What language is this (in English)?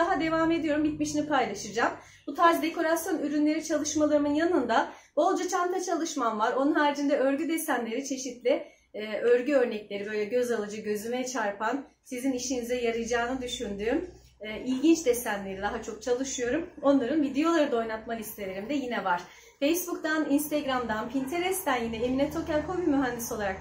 Turkish